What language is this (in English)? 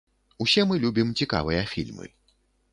Belarusian